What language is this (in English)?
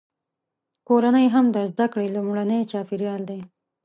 Pashto